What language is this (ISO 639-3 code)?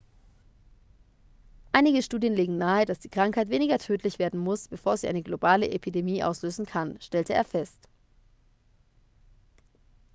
deu